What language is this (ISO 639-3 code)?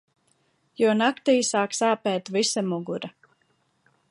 lav